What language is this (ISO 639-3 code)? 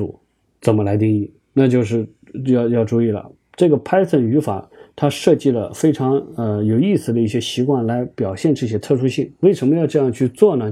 zho